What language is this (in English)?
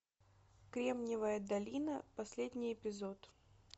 Russian